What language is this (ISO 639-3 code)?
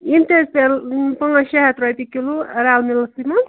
kas